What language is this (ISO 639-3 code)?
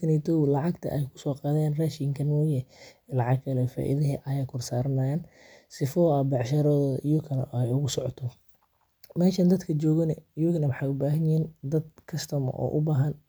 som